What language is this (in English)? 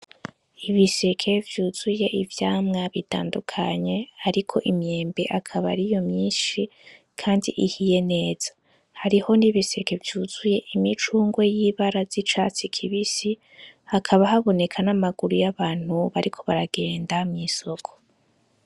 Rundi